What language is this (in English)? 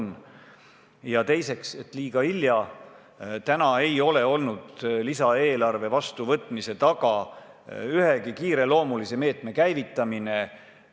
Estonian